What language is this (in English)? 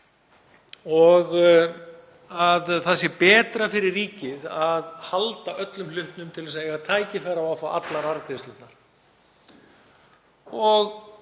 Icelandic